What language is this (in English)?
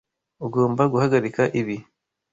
Kinyarwanda